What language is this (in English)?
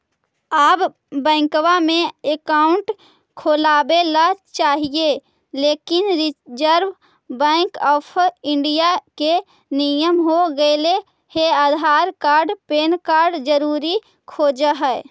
Magahi